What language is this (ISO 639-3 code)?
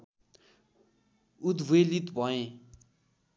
nep